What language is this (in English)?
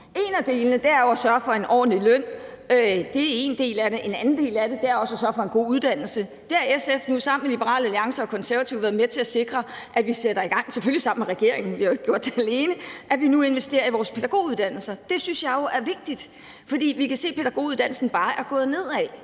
Danish